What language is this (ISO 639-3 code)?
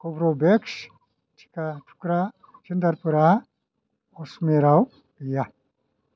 brx